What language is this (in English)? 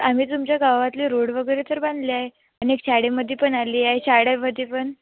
Marathi